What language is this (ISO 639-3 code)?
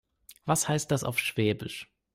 deu